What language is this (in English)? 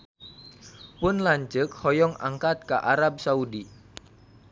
Sundanese